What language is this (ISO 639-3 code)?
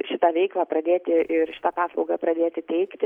lit